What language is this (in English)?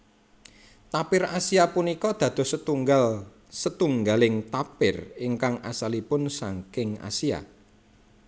Javanese